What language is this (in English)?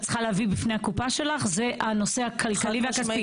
Hebrew